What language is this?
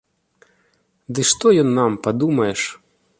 Belarusian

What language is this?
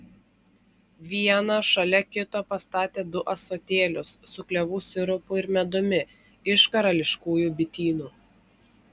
Lithuanian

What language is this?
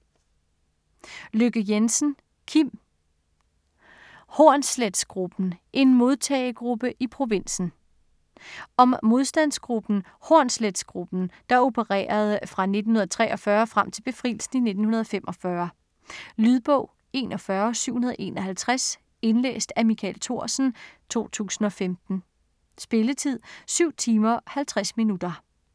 Danish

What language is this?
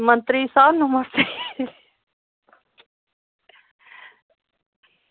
Dogri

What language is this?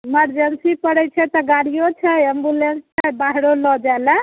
Maithili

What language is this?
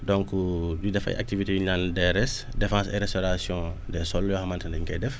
Wolof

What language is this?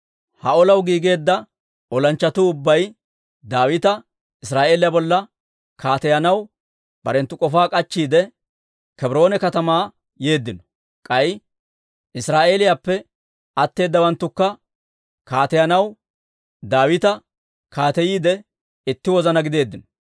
Dawro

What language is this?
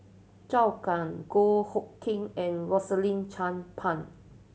English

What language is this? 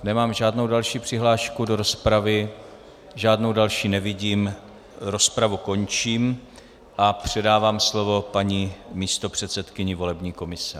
Czech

